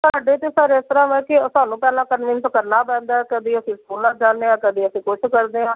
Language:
Punjabi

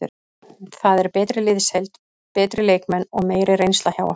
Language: Icelandic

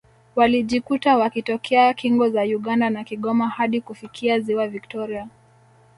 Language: Swahili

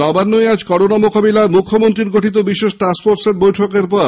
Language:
Bangla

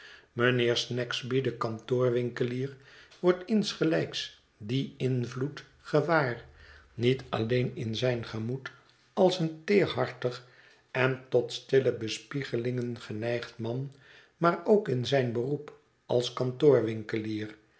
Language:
Dutch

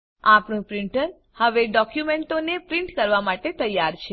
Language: Gujarati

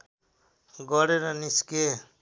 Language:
Nepali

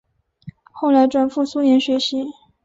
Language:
Chinese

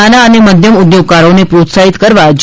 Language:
Gujarati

